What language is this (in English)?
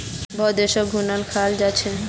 Magahi